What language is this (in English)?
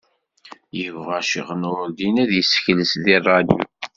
Kabyle